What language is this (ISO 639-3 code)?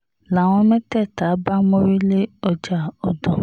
yor